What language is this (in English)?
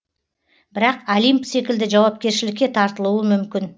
Kazakh